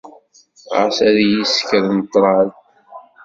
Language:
Kabyle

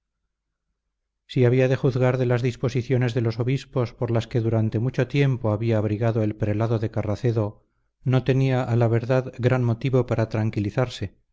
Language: Spanish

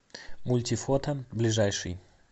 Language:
Russian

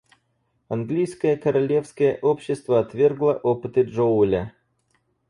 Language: Russian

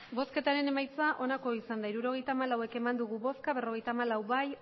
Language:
Basque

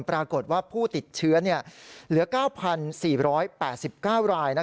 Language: Thai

